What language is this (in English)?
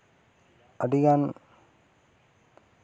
Santali